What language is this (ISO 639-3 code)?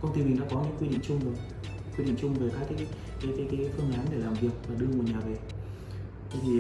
vie